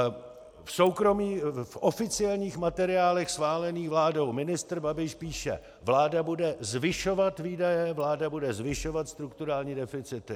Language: Czech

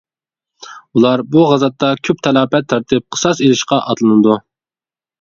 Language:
Uyghur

